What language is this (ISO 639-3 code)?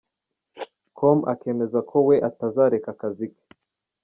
kin